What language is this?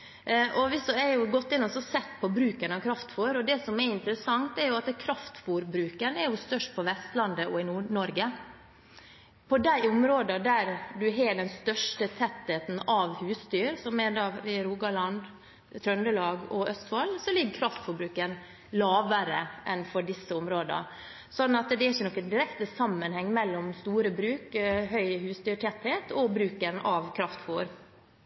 Norwegian Bokmål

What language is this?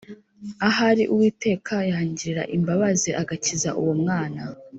Kinyarwanda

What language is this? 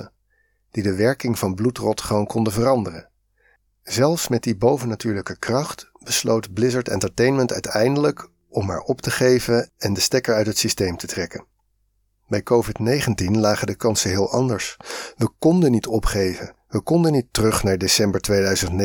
Dutch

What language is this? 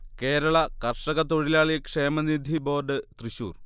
Malayalam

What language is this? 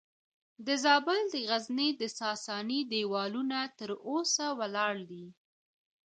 Pashto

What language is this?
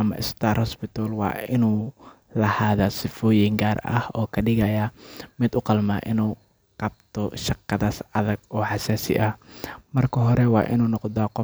Somali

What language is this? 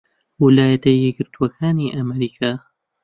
Central Kurdish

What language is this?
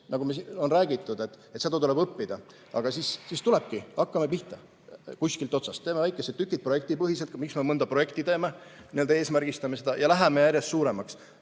Estonian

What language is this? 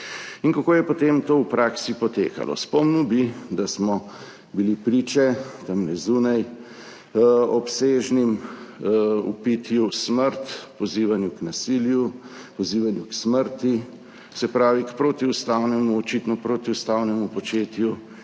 Slovenian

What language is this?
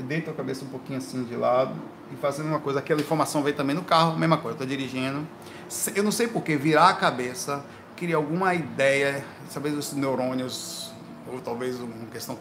Portuguese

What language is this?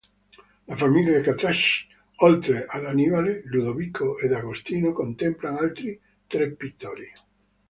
Italian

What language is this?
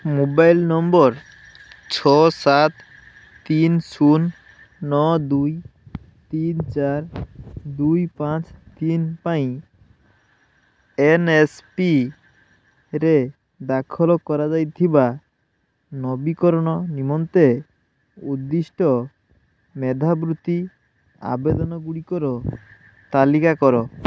Odia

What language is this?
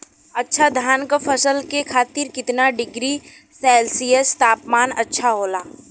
Bhojpuri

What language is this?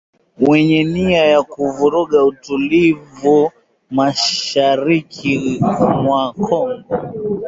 Swahili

